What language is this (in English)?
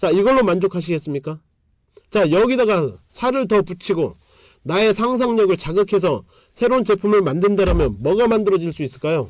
Korean